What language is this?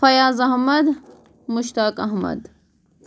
Kashmiri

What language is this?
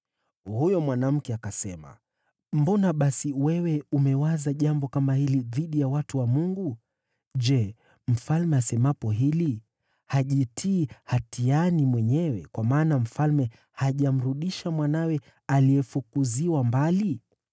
Swahili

